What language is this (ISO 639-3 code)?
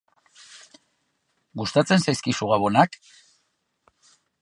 eus